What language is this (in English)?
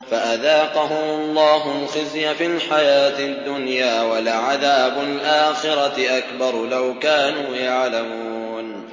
Arabic